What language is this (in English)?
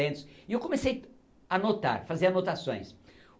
Portuguese